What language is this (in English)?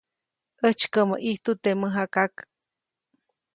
Copainalá Zoque